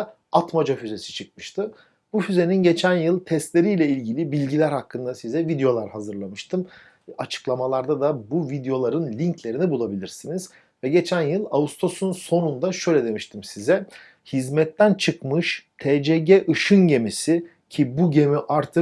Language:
Turkish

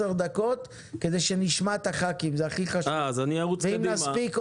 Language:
Hebrew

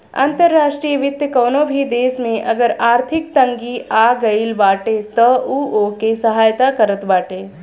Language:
Bhojpuri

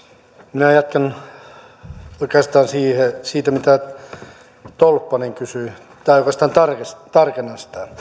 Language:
Finnish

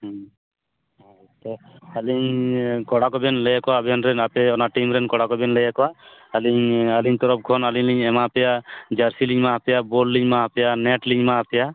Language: Santali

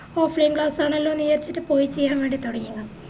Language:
Malayalam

